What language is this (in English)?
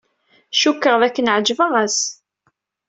Kabyle